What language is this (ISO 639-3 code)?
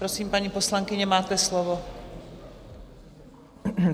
ces